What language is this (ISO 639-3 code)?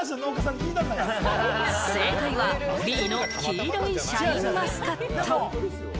jpn